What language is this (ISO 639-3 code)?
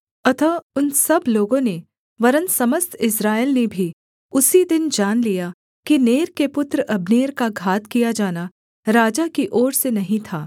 hin